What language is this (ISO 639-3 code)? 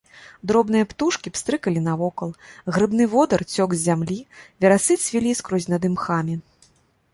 bel